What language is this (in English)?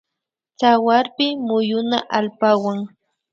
Imbabura Highland Quichua